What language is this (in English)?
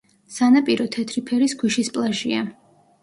Georgian